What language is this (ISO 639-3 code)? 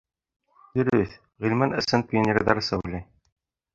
bak